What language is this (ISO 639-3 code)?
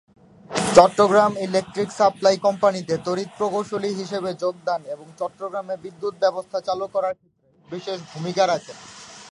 ben